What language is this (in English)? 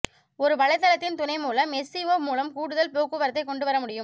Tamil